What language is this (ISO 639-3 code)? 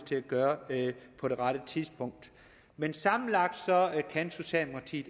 dan